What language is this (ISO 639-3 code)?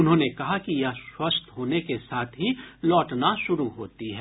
hin